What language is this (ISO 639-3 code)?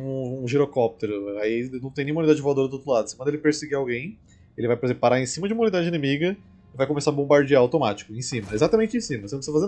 por